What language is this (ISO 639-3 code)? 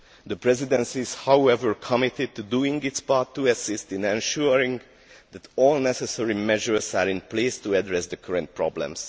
eng